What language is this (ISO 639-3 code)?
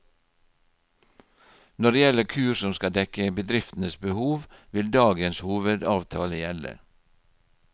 nor